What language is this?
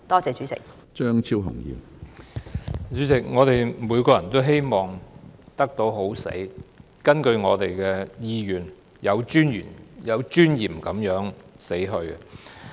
Cantonese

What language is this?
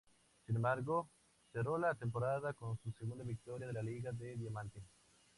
Spanish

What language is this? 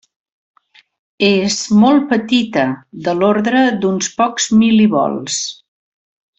Catalan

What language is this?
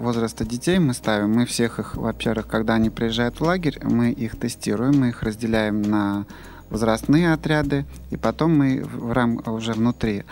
Russian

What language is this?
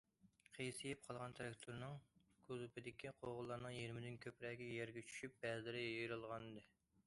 Uyghur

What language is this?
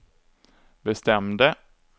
Swedish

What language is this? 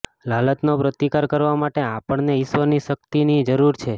Gujarati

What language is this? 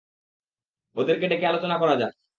Bangla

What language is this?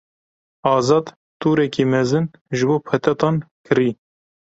Kurdish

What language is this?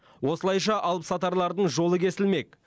Kazakh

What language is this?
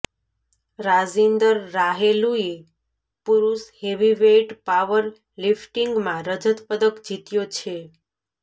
Gujarati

